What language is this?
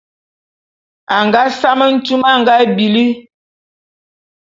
Bulu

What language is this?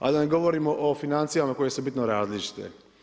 Croatian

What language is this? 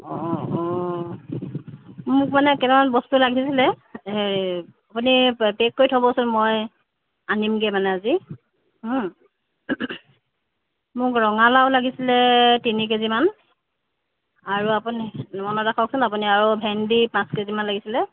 Assamese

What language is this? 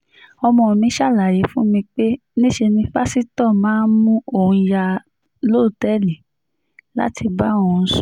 Yoruba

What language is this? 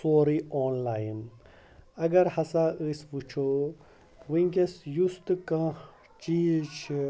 Kashmiri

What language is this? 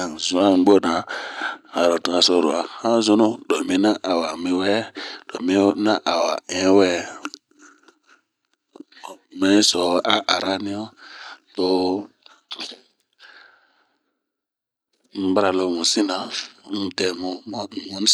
Bomu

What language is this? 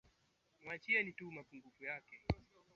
Swahili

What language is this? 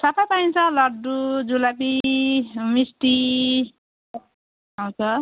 Nepali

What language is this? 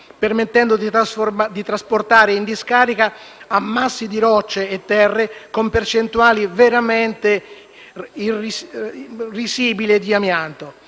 Italian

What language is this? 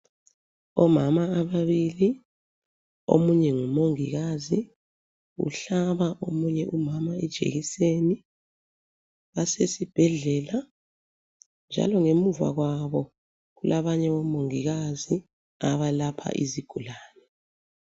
North Ndebele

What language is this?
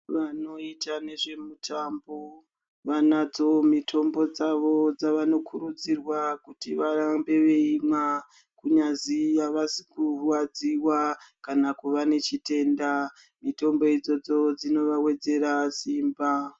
Ndau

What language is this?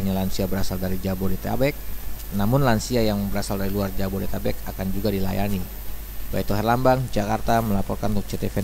Indonesian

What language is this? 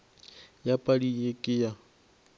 Northern Sotho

